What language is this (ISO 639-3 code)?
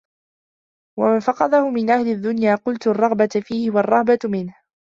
ara